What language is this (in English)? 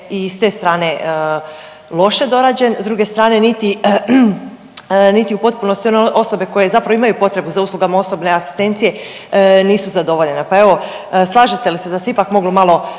Croatian